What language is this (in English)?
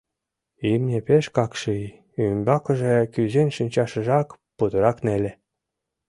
Mari